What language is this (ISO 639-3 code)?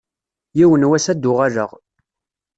kab